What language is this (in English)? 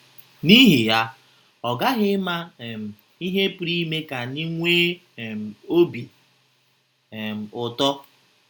Igbo